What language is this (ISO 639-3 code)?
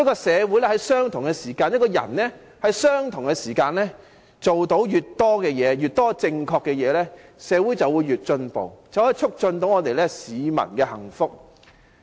yue